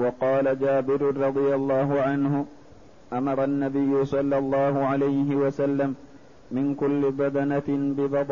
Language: Arabic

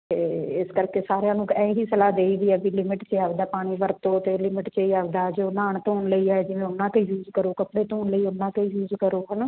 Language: Punjabi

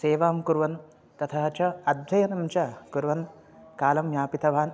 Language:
Sanskrit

